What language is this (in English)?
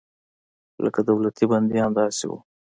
Pashto